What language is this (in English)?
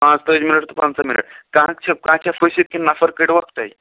Kashmiri